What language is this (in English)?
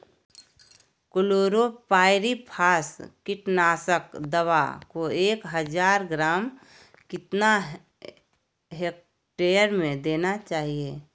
Magahi